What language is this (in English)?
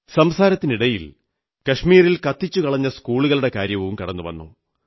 Malayalam